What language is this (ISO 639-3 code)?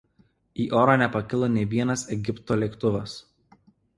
lit